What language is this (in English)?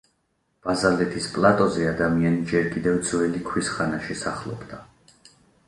Georgian